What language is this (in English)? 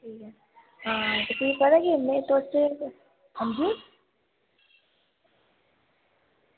Dogri